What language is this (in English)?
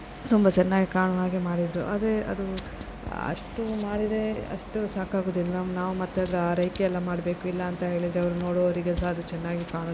Kannada